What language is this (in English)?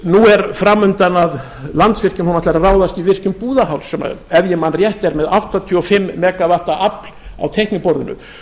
Icelandic